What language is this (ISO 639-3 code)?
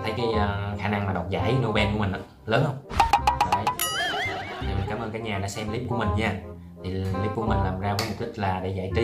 vie